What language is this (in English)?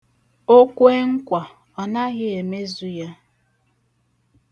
Igbo